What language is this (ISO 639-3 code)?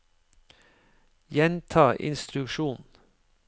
nor